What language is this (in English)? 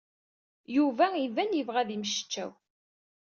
Kabyle